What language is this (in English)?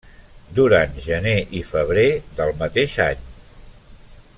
Catalan